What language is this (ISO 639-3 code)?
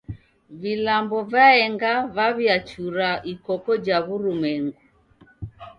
dav